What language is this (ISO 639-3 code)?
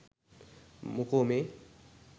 sin